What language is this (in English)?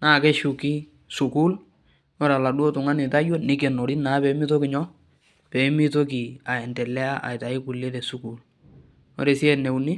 Masai